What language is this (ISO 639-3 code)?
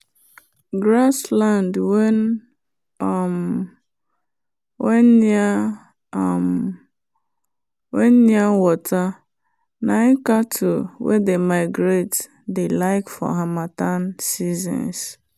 pcm